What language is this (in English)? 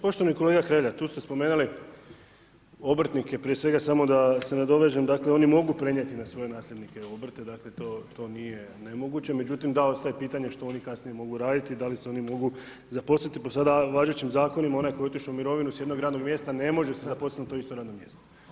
Croatian